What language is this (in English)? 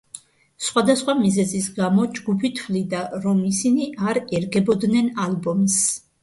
Georgian